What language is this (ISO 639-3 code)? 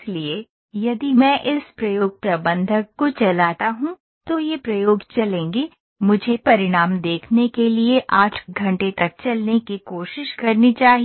hin